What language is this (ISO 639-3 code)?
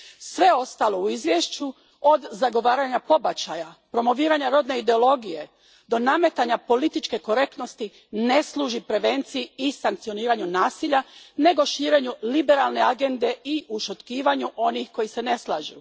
hrv